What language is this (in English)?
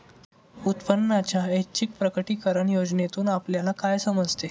Marathi